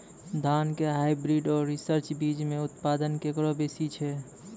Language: Maithili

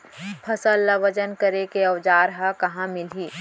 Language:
Chhattisgarhi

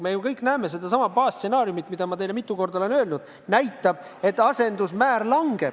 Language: Estonian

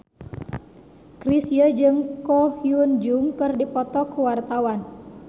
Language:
Sundanese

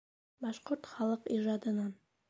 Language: Bashkir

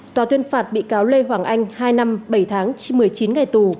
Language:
Vietnamese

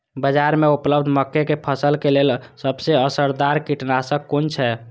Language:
Maithili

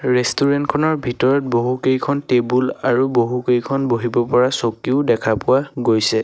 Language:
Assamese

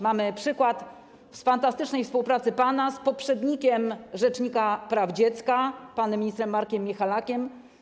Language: Polish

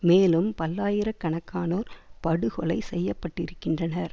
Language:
Tamil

